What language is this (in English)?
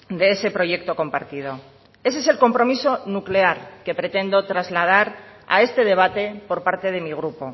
Spanish